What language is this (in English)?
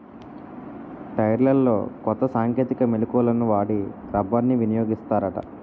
Telugu